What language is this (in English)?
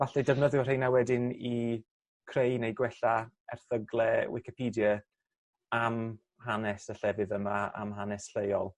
Welsh